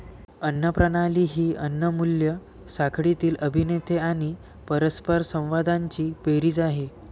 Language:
Marathi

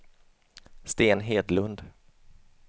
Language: Swedish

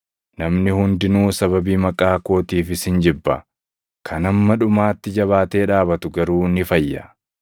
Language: Oromo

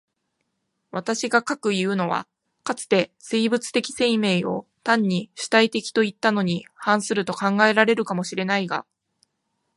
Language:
Japanese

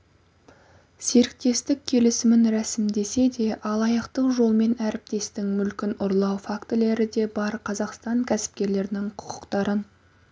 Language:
Kazakh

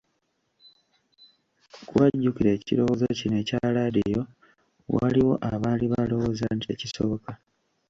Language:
Ganda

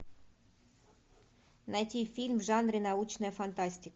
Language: Russian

